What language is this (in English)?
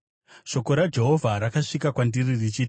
Shona